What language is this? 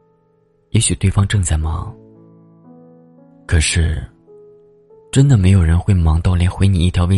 Chinese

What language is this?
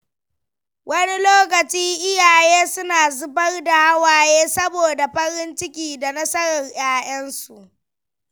Hausa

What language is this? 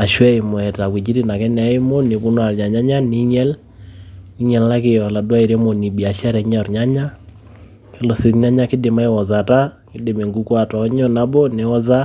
Masai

